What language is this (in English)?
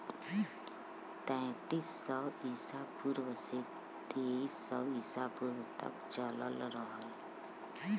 Bhojpuri